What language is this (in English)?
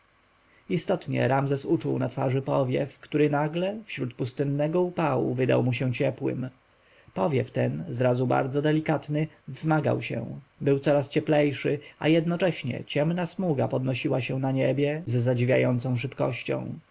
Polish